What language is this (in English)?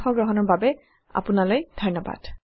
Assamese